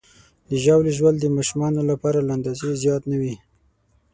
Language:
Pashto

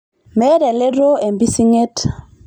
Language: Masai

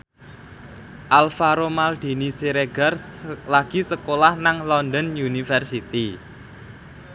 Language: Javanese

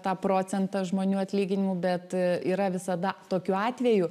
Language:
Lithuanian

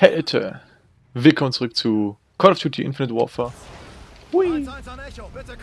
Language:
German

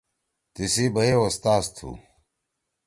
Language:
Torwali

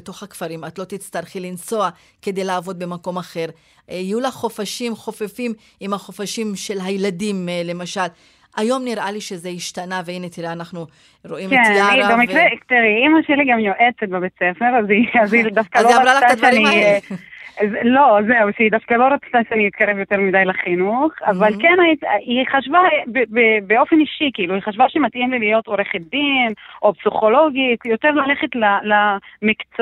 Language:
Hebrew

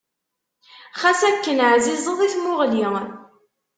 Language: Kabyle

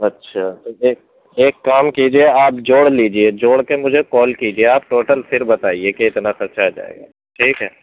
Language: Urdu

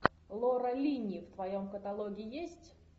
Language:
Russian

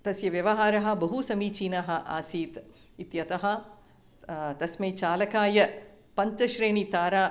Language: Sanskrit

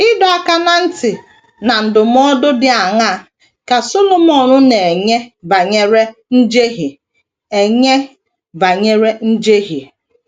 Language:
Igbo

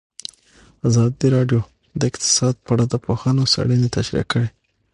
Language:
Pashto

